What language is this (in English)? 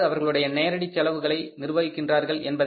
Tamil